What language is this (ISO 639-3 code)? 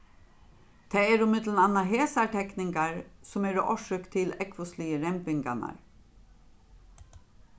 fao